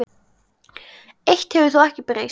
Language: Icelandic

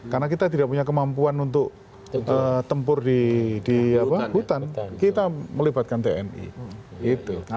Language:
Indonesian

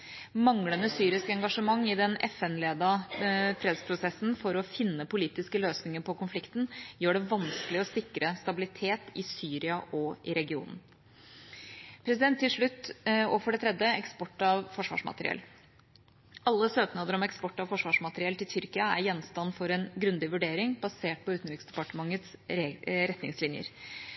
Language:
Norwegian Bokmål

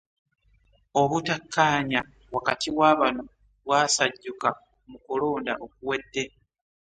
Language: Ganda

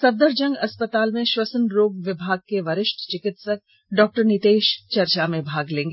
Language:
Hindi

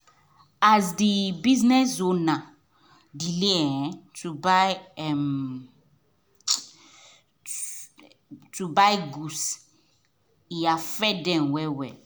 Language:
Nigerian Pidgin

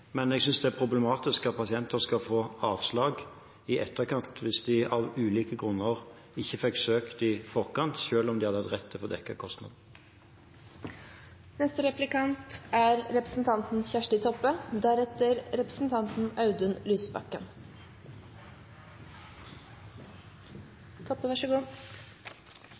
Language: Norwegian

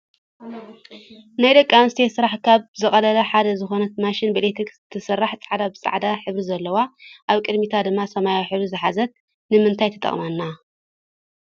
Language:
Tigrinya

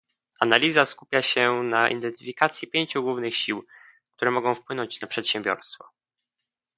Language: Polish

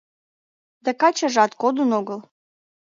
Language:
Mari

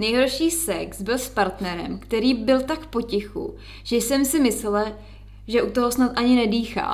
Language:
Czech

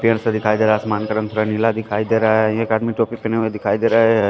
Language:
Hindi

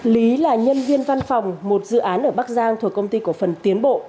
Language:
Vietnamese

